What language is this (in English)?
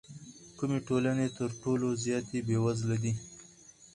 Pashto